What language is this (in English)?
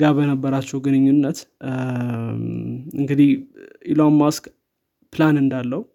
Amharic